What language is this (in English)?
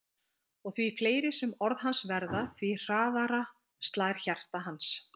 Icelandic